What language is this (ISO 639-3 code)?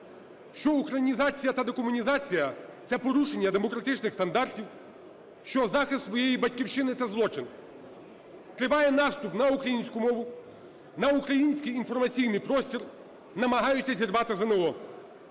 ukr